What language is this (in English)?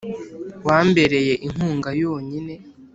Kinyarwanda